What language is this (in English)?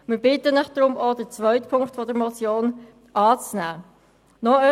Swiss German